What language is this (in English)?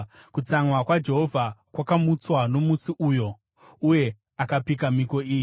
Shona